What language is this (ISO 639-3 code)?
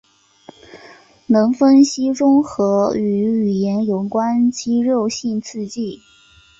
zho